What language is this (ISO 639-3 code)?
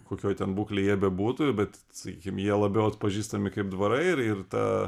lit